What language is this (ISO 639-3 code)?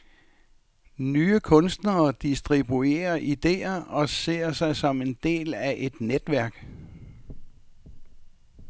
dan